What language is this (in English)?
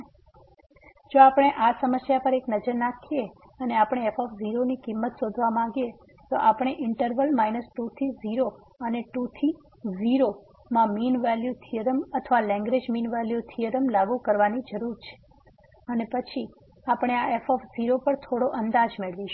Gujarati